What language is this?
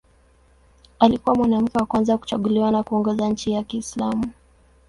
Swahili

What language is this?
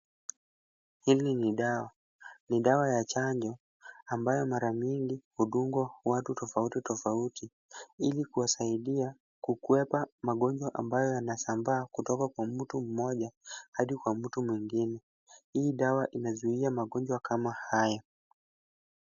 Swahili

